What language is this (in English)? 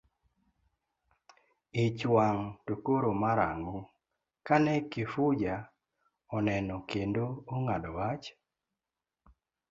Luo (Kenya and Tanzania)